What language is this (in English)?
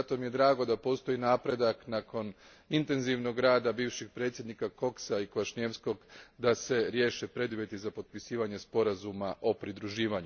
Croatian